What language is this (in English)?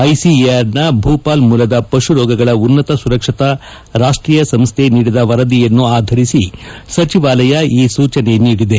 Kannada